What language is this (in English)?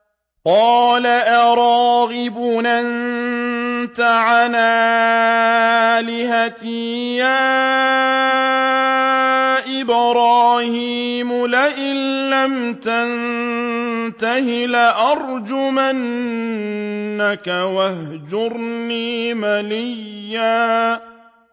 Arabic